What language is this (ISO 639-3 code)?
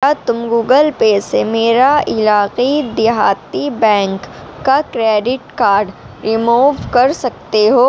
urd